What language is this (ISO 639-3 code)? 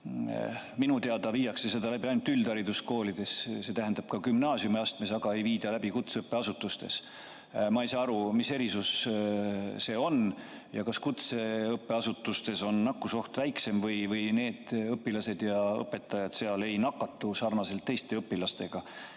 est